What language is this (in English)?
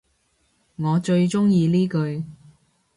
Cantonese